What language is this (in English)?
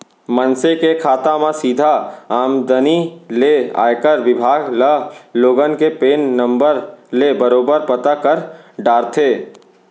Chhattisgarhi